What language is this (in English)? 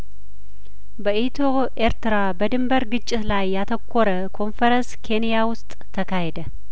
Amharic